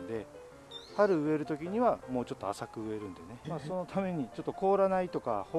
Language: Japanese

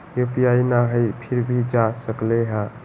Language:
Magahi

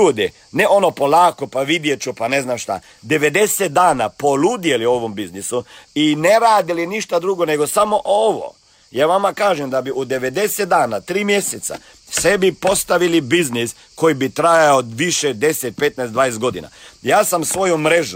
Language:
Croatian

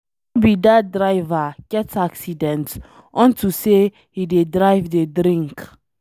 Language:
Nigerian Pidgin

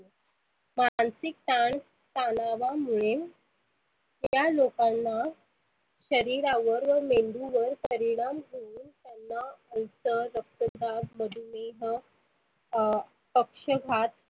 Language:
Marathi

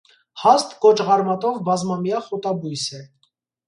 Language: Armenian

